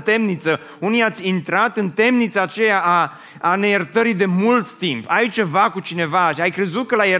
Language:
Romanian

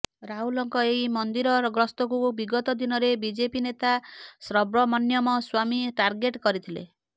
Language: Odia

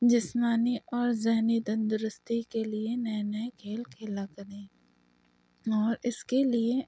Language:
Urdu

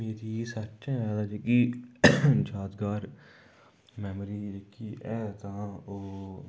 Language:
Dogri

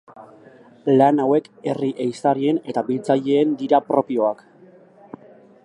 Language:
Basque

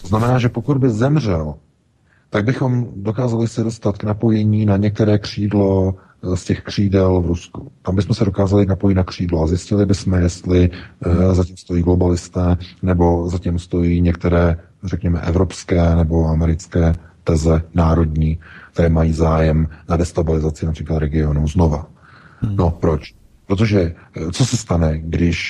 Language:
Czech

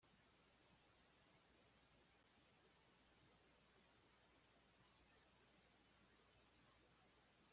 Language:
Spanish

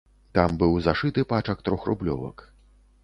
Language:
Belarusian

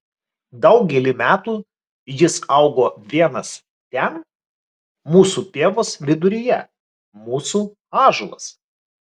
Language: Lithuanian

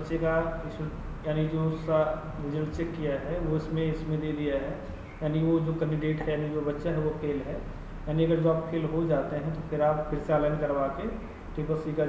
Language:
Hindi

